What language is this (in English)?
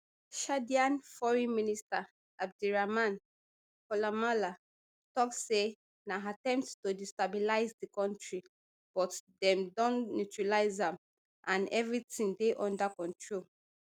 Nigerian Pidgin